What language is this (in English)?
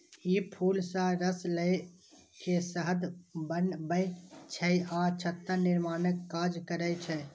Maithili